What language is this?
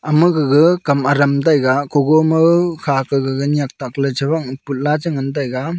Wancho Naga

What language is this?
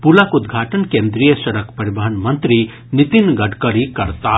Maithili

